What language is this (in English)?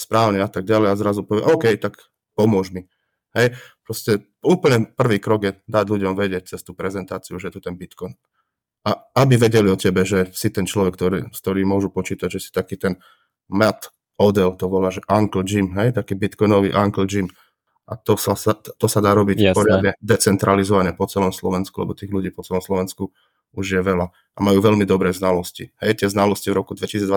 Slovak